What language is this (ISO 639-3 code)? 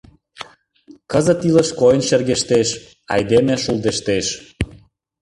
chm